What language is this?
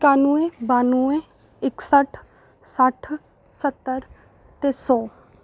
Dogri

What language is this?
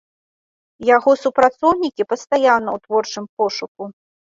Belarusian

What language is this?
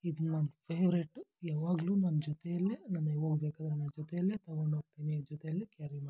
Kannada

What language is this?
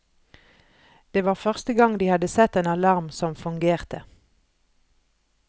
Norwegian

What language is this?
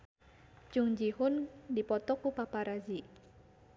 Sundanese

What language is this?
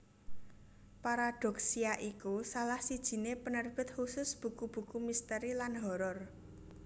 Javanese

